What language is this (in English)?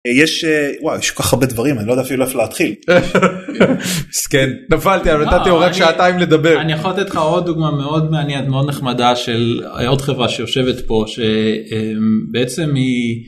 Hebrew